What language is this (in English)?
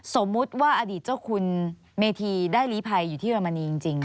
Thai